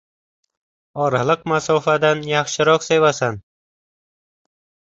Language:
Uzbek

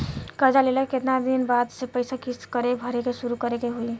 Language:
Bhojpuri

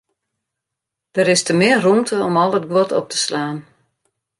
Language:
Western Frisian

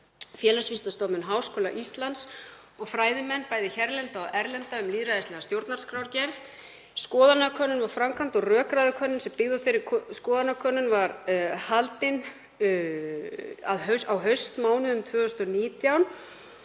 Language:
Icelandic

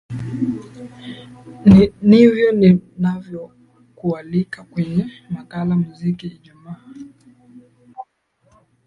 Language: Swahili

